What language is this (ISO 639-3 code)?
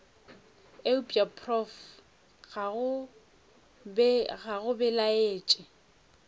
nso